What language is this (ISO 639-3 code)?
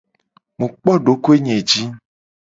gej